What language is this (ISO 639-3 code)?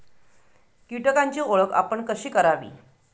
mar